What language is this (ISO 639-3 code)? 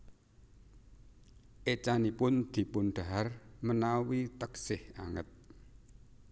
jav